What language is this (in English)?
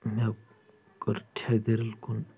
Kashmiri